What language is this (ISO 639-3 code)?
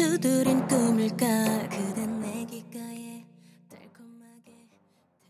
kor